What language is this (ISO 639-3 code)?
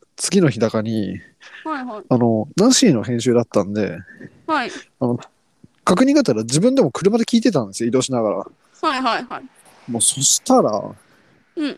jpn